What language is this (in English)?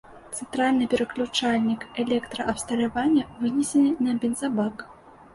Belarusian